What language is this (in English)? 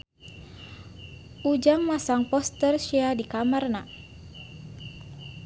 Sundanese